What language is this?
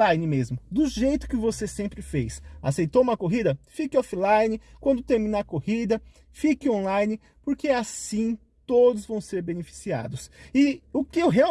Portuguese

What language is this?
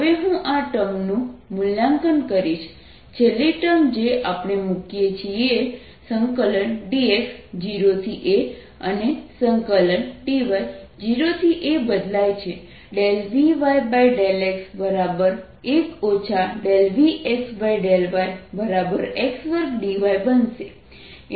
Gujarati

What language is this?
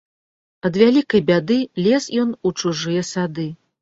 Belarusian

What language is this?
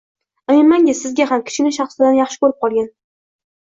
Uzbek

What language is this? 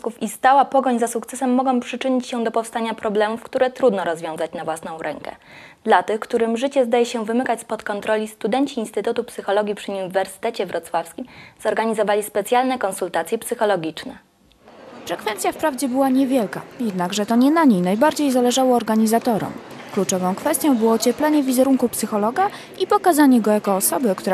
Polish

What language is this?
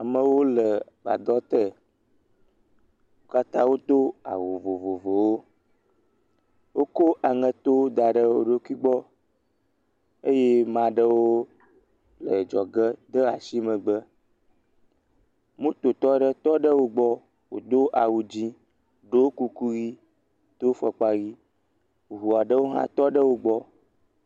Ewe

